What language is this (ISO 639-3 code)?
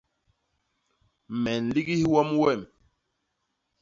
bas